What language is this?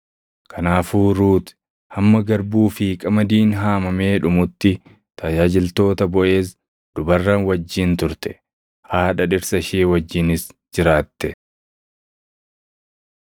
Oromo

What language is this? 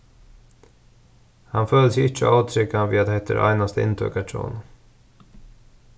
Faroese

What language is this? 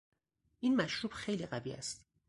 Persian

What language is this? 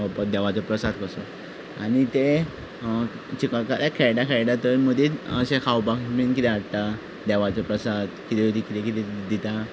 Konkani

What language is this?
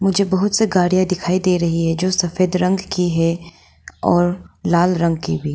Hindi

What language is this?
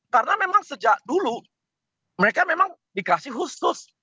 Indonesian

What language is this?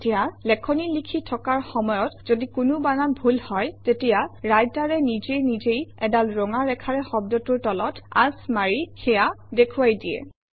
Assamese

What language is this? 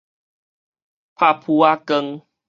Min Nan Chinese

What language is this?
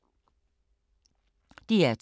Danish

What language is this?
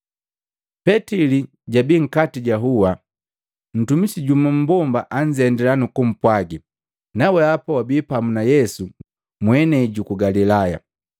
Matengo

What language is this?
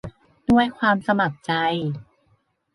Thai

